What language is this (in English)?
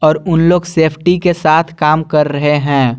Hindi